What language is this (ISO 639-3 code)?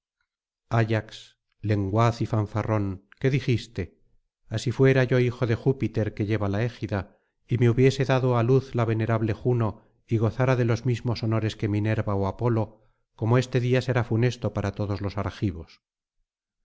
spa